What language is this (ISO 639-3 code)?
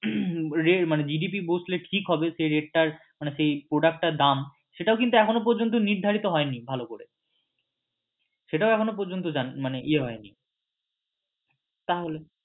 ben